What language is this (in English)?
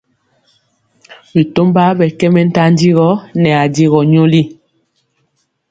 Mpiemo